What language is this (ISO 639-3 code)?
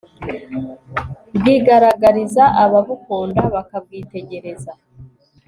kin